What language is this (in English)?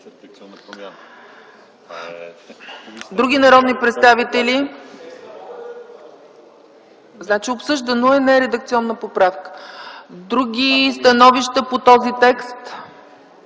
Bulgarian